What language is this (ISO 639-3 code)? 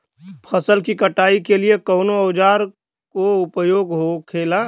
bho